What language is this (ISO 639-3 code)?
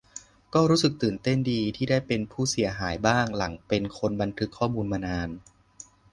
tha